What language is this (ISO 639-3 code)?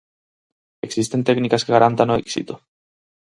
glg